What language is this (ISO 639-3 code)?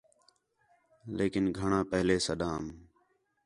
xhe